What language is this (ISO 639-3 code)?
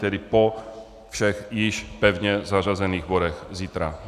ces